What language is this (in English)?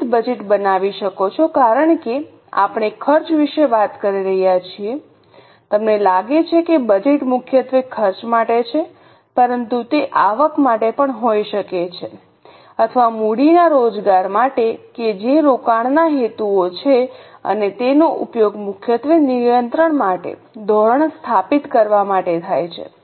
Gujarati